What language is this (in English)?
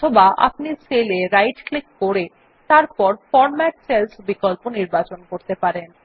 Bangla